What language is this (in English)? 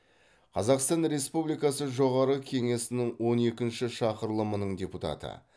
Kazakh